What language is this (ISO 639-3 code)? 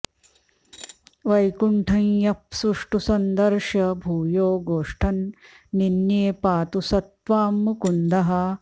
san